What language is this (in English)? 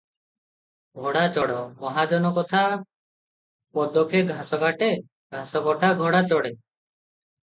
Odia